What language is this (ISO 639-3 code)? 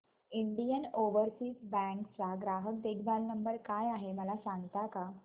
mar